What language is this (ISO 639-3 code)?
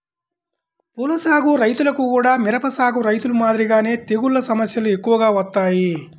tel